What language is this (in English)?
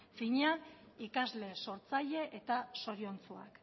Basque